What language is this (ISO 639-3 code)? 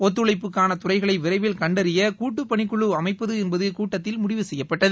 tam